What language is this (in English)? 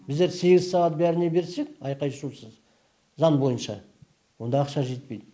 Kazakh